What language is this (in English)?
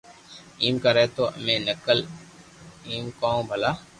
Loarki